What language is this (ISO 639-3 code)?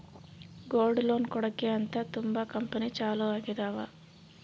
kan